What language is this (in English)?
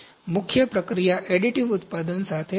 Gujarati